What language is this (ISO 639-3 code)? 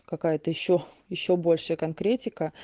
rus